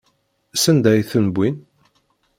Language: Kabyle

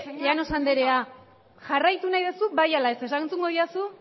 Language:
Basque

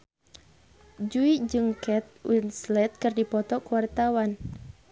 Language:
Sundanese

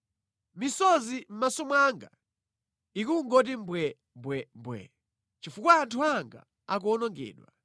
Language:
Nyanja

